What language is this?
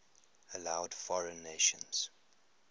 English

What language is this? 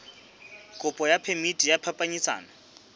Southern Sotho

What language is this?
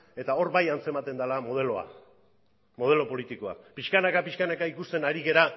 Basque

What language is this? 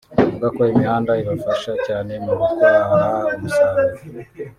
Kinyarwanda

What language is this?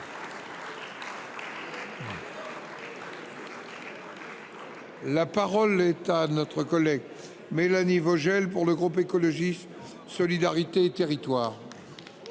French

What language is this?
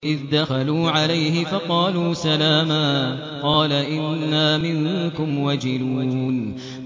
Arabic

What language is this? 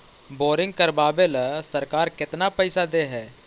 Magahi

